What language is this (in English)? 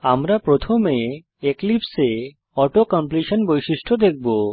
Bangla